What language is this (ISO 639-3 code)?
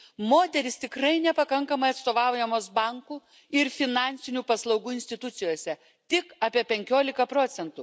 lit